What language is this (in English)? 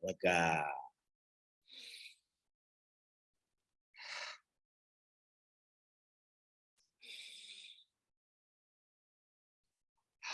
Indonesian